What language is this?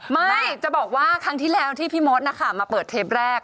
Thai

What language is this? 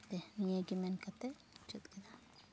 Santali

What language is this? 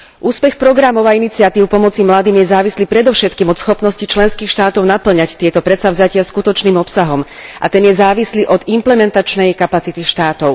Slovak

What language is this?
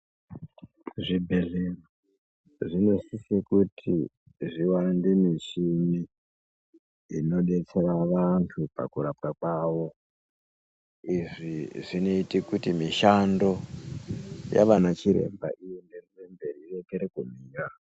Ndau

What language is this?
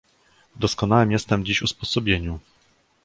Polish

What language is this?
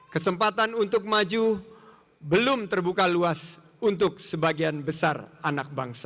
Indonesian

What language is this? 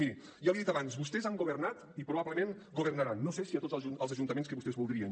Catalan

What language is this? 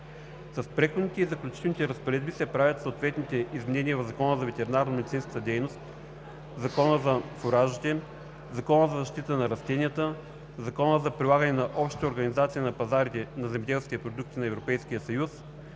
Bulgarian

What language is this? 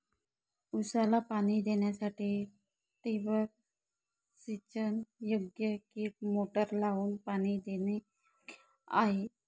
Marathi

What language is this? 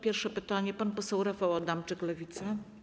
Polish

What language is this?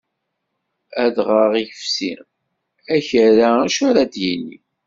Kabyle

